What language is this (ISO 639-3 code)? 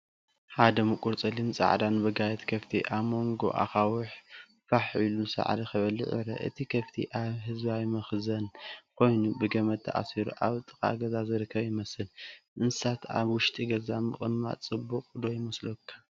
tir